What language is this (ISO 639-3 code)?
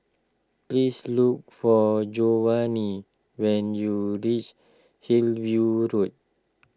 eng